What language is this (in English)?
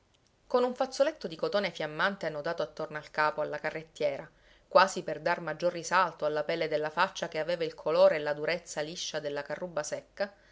Italian